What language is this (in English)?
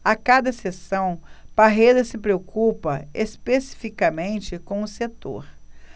Portuguese